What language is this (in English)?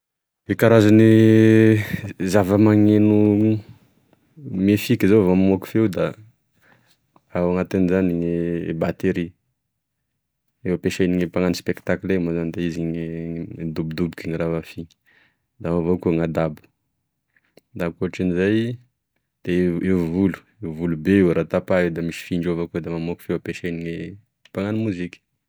Tesaka Malagasy